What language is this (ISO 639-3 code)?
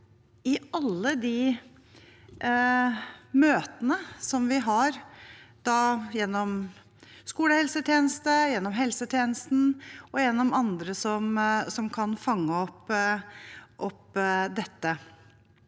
nor